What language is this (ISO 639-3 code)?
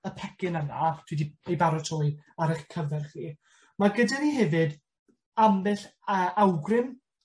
cym